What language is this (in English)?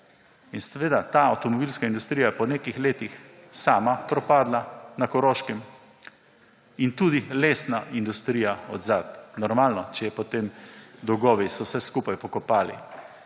Slovenian